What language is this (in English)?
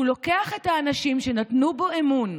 Hebrew